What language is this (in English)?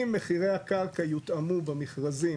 Hebrew